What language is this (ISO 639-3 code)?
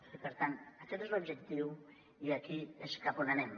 cat